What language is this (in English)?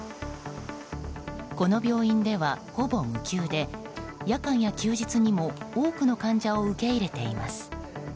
Japanese